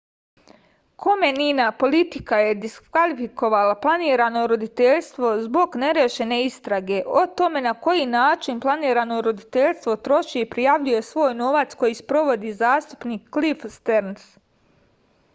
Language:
Serbian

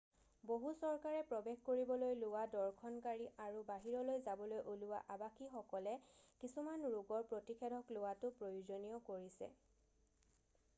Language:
Assamese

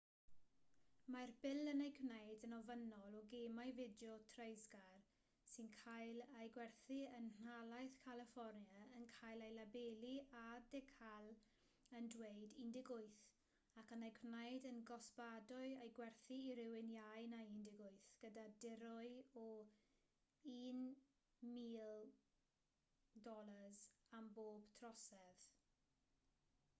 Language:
Welsh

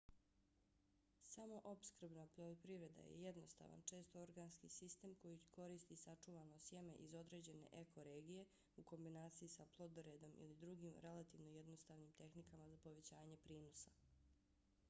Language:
Bosnian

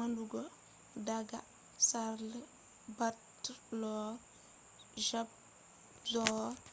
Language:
Fula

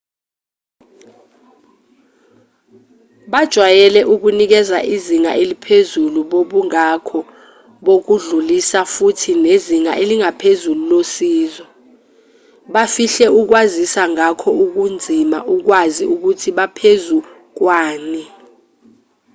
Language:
Zulu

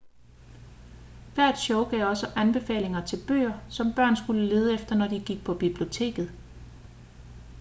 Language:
Danish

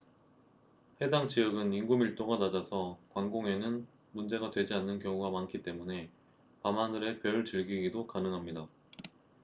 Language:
Korean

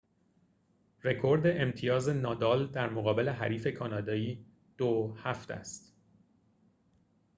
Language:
Persian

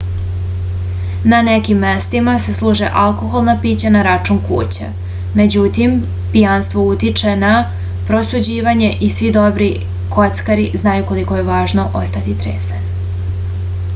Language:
Serbian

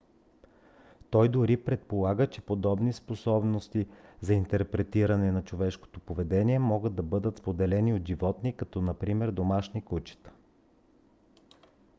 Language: Bulgarian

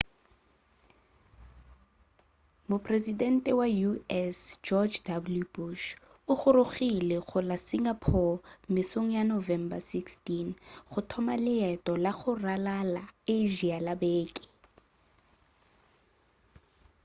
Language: Northern Sotho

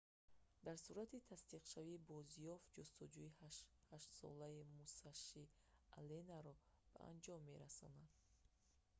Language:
Tajik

